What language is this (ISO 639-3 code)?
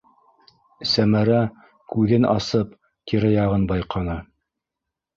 bak